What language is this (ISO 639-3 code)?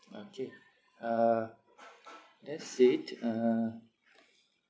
eng